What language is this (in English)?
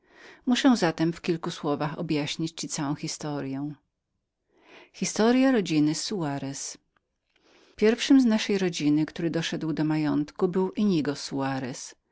Polish